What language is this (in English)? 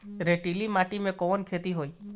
Bhojpuri